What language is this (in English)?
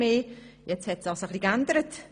Swiss German